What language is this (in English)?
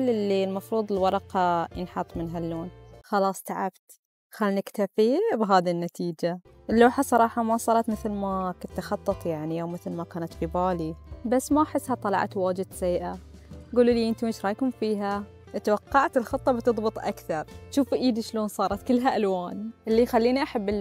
Arabic